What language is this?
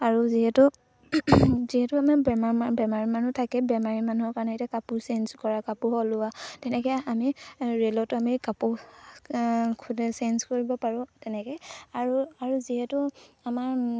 Assamese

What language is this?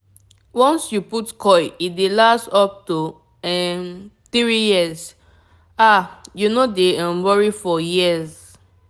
Nigerian Pidgin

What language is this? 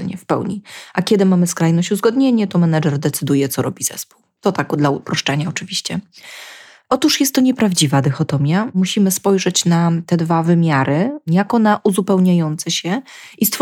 Polish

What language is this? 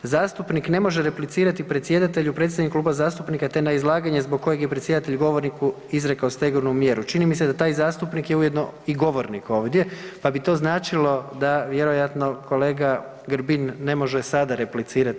Croatian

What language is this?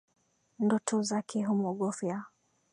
Swahili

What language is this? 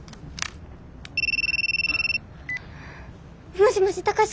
Japanese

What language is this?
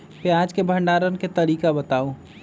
Magahi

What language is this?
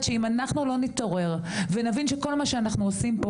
Hebrew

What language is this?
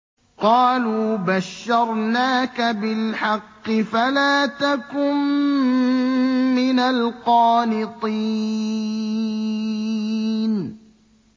Arabic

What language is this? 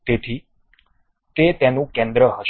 Gujarati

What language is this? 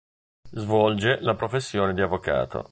Italian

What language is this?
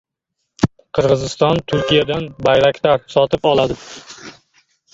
Uzbek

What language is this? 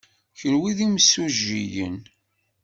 Kabyle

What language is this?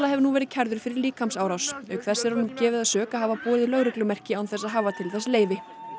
Icelandic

